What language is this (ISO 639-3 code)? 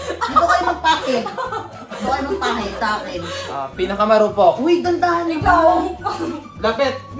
fil